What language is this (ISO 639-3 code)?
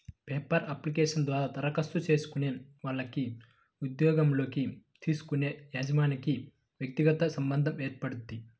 tel